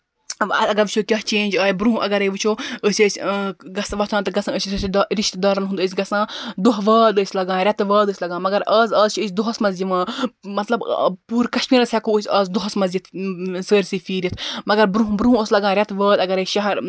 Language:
Kashmiri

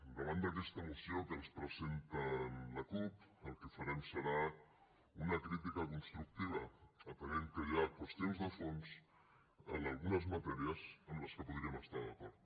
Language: Catalan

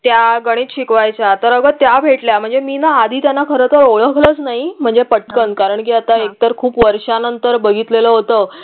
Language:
Marathi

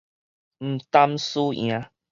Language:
Min Nan Chinese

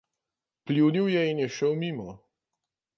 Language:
Slovenian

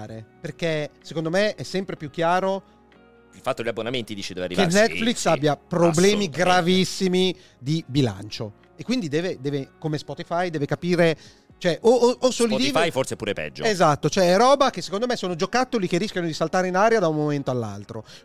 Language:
Italian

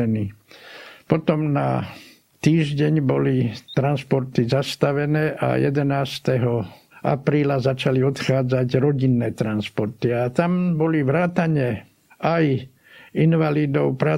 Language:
Slovak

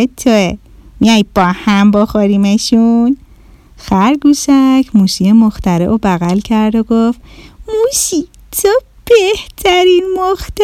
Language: Persian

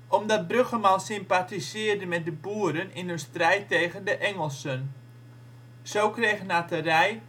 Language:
Dutch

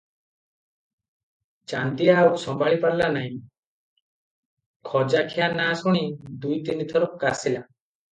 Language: Odia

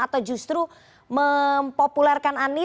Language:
Indonesian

